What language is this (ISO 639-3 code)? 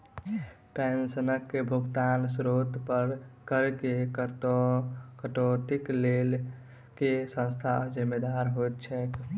mai